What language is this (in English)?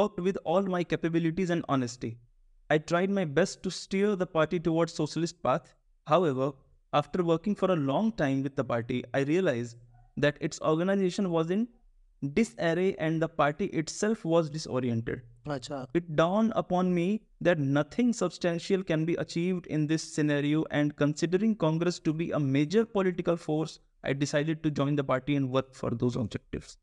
Hindi